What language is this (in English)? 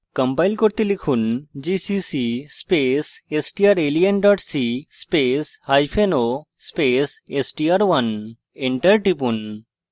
Bangla